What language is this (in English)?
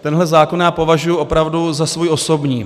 Czech